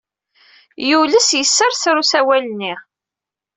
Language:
Kabyle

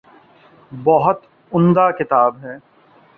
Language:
Urdu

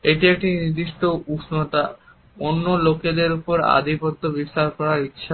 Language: Bangla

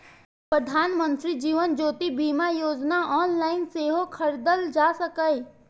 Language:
Maithili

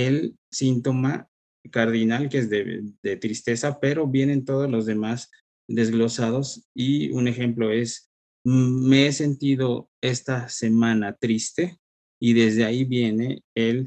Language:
Spanish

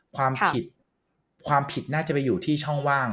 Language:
Thai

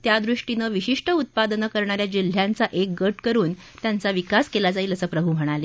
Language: Marathi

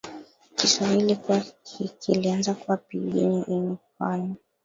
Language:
Swahili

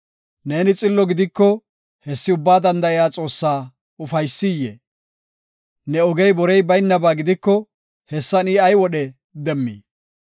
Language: Gofa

